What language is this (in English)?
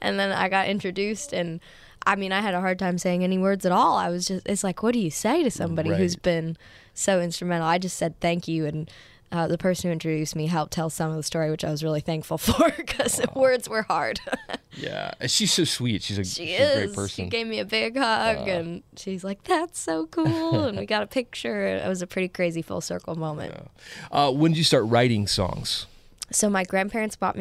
English